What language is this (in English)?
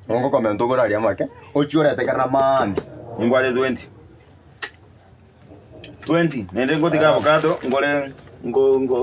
Indonesian